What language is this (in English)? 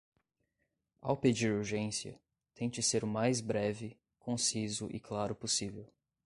Portuguese